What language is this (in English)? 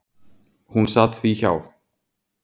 Icelandic